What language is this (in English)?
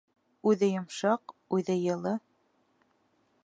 Bashkir